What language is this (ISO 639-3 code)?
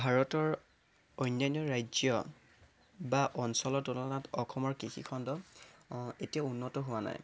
asm